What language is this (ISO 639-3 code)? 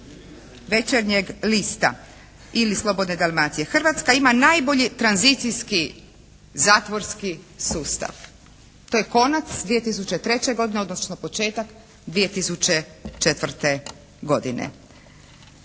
hrv